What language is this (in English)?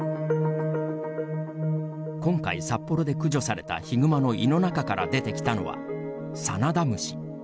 Japanese